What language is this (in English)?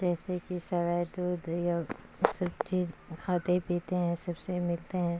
Urdu